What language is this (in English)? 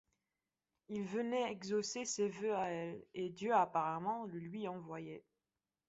French